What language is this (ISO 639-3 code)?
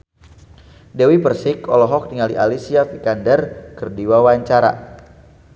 sun